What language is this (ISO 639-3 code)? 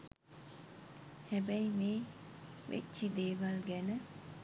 sin